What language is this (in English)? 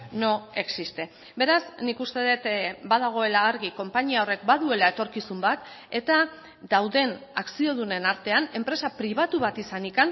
Basque